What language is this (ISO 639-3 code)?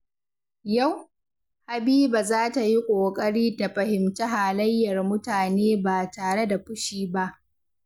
hau